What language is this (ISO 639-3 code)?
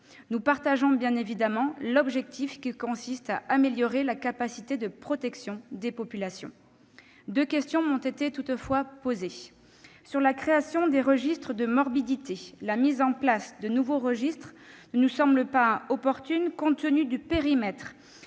fra